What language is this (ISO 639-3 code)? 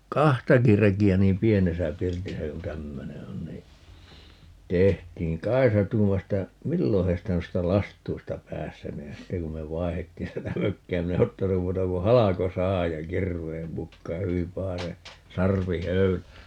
fin